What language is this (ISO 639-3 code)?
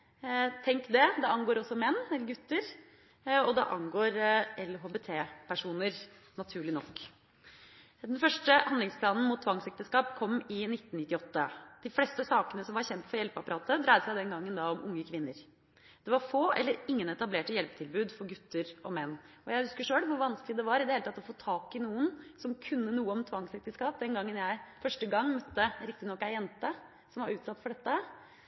nob